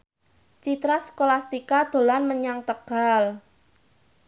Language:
Javanese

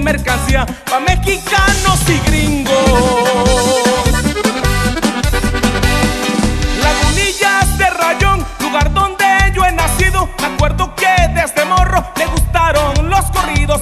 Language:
Spanish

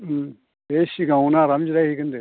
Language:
Bodo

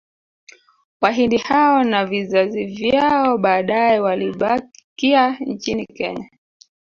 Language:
Swahili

